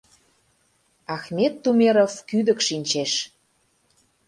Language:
Mari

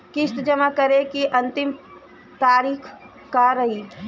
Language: Bhojpuri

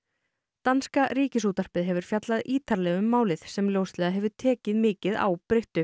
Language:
Icelandic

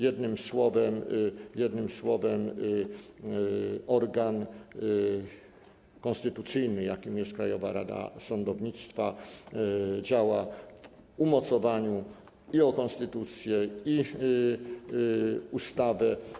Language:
Polish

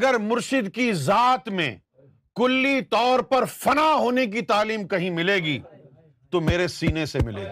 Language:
Urdu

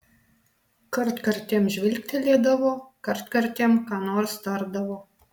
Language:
Lithuanian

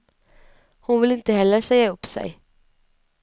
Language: Swedish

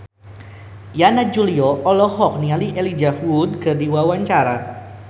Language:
Sundanese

